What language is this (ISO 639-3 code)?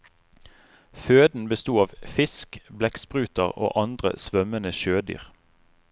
nor